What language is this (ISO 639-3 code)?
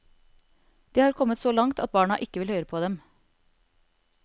nor